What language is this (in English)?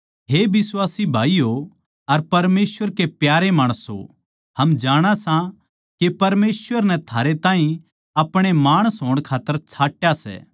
Haryanvi